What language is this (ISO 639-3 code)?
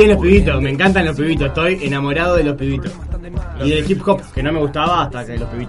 spa